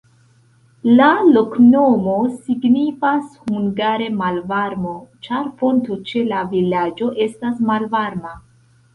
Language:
Esperanto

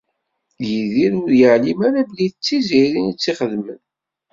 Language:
Kabyle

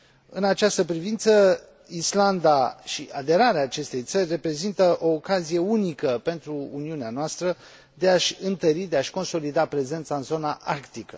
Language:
Romanian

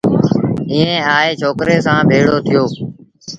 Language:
Sindhi Bhil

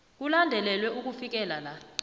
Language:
South Ndebele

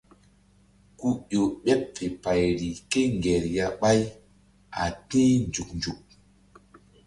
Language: Mbum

